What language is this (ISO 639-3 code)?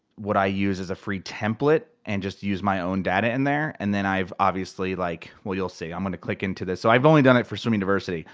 eng